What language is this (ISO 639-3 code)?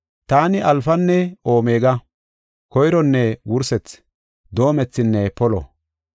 gof